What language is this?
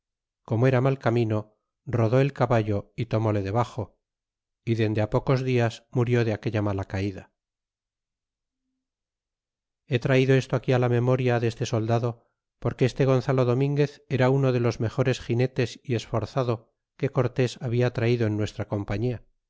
Spanish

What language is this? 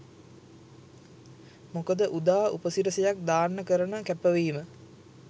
Sinhala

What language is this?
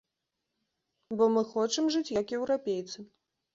Belarusian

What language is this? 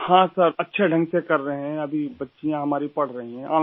Urdu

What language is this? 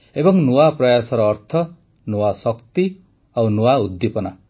Odia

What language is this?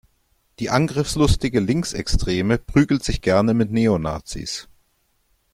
German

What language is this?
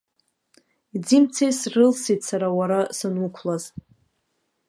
Abkhazian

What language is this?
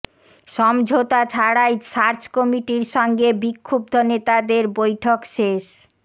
Bangla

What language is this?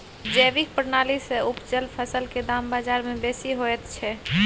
Maithili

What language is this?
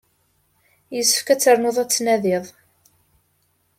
Kabyle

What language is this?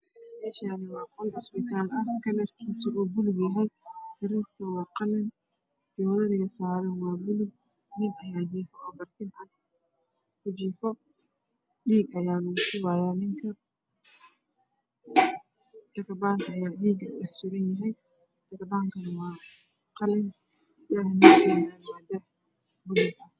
Somali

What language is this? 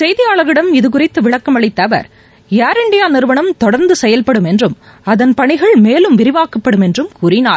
Tamil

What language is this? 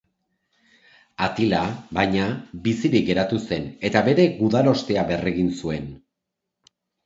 Basque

